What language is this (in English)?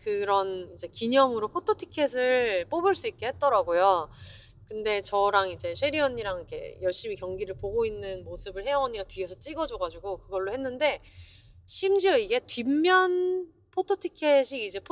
Korean